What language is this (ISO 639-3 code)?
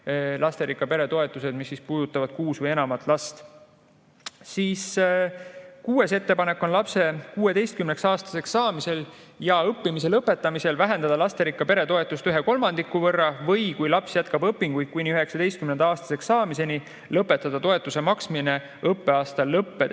est